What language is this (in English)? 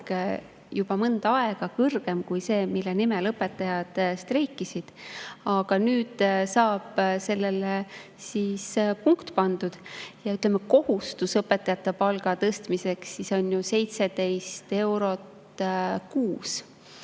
Estonian